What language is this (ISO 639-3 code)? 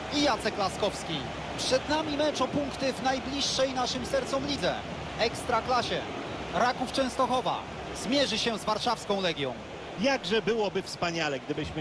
pol